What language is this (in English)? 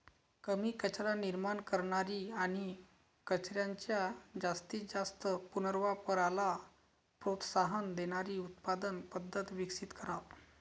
Marathi